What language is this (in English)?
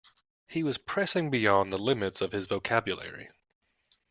English